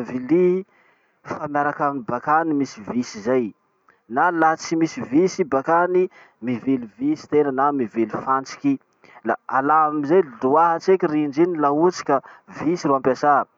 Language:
Masikoro Malagasy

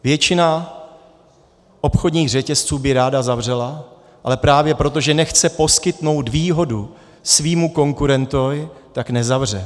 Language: Czech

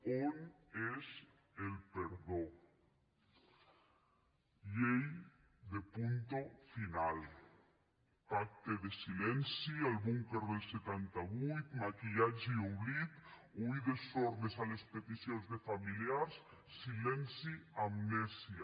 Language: Catalan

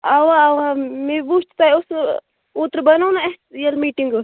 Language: Kashmiri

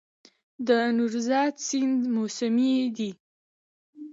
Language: Pashto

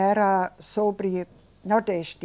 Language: Portuguese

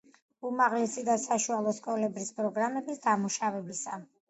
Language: Georgian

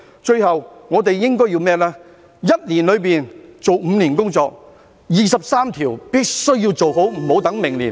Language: Cantonese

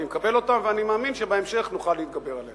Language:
Hebrew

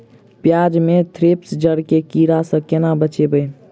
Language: Maithili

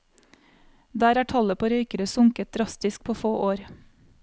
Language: Norwegian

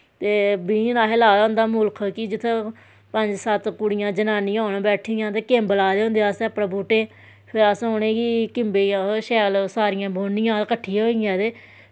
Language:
Dogri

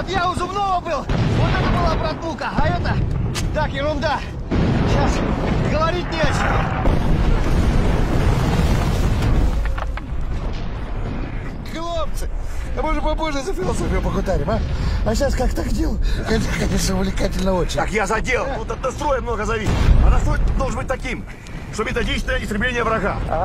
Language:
Russian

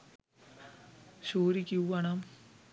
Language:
Sinhala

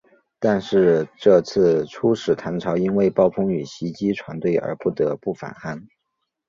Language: Chinese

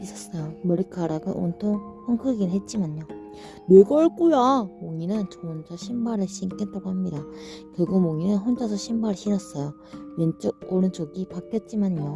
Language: Korean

